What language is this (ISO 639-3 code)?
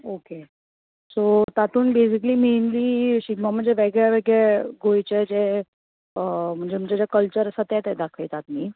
kok